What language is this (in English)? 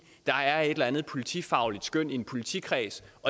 Danish